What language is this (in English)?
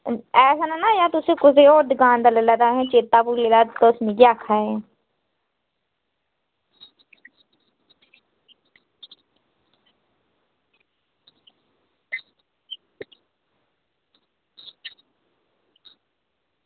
Dogri